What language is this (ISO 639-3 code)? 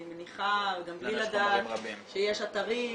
heb